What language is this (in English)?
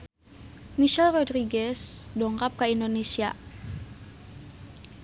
Sundanese